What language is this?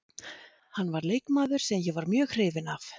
Icelandic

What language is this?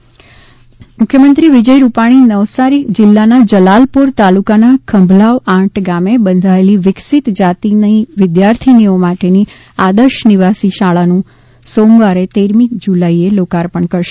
Gujarati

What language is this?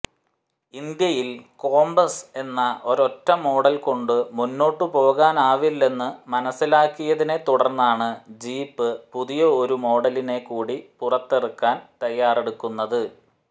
Malayalam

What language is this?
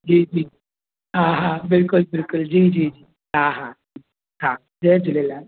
Sindhi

